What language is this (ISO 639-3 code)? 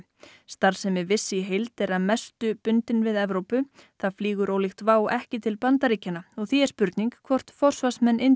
isl